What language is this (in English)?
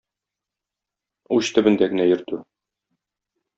Tatar